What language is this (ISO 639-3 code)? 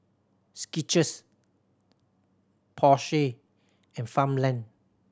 eng